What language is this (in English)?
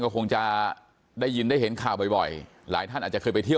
Thai